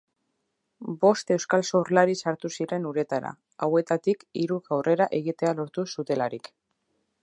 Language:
Basque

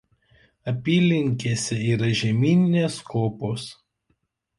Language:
Lithuanian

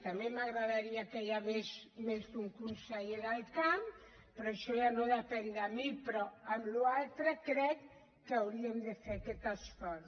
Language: Catalan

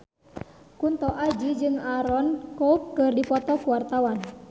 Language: Sundanese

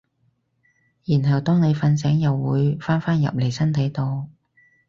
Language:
Cantonese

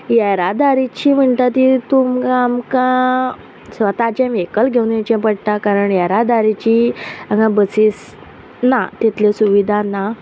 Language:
Konkani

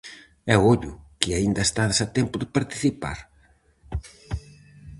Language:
Galician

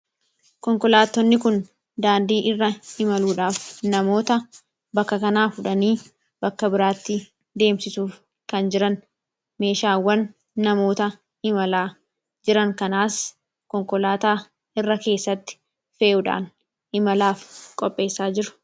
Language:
Oromo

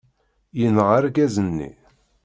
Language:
Kabyle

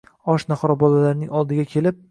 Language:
Uzbek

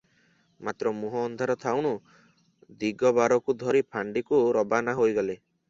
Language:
Odia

